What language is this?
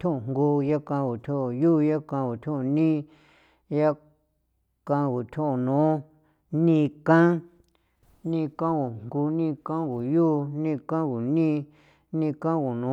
San Felipe Otlaltepec Popoloca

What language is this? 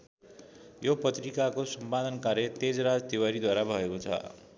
Nepali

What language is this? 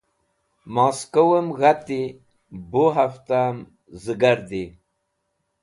Wakhi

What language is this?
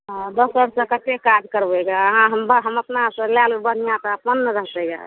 Maithili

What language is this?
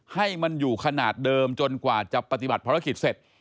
Thai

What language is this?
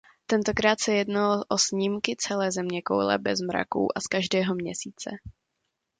Czech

